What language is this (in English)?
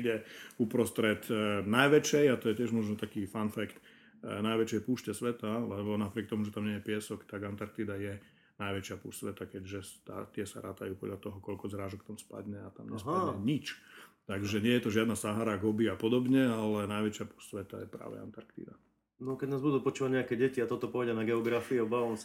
Slovak